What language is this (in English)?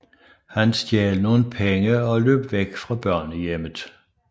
Danish